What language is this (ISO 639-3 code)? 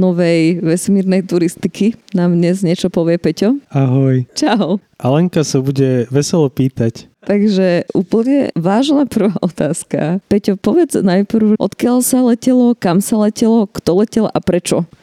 slk